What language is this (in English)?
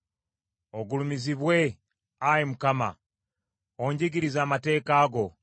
Ganda